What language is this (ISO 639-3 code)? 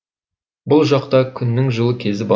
kaz